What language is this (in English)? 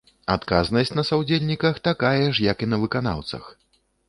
Belarusian